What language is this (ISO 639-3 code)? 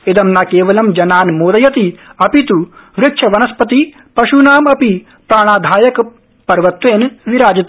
san